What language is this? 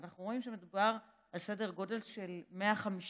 Hebrew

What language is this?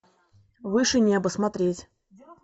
Russian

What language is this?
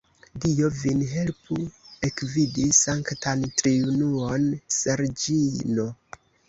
Esperanto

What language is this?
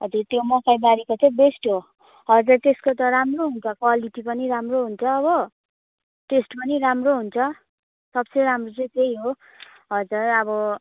Nepali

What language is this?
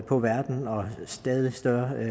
Danish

